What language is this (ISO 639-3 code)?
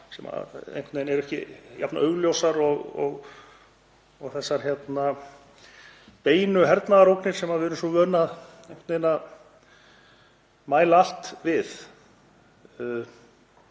isl